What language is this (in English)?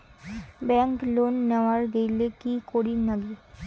Bangla